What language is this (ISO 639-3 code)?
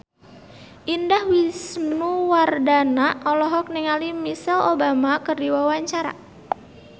sun